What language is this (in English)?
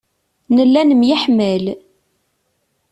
Kabyle